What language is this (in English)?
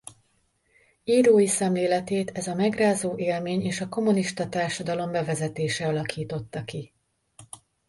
Hungarian